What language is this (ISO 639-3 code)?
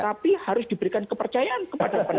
ind